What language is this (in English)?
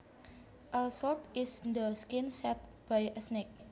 Javanese